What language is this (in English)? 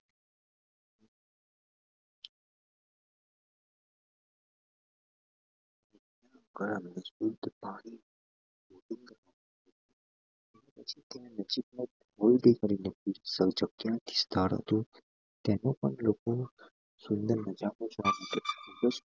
Gujarati